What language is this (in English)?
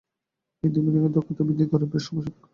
Bangla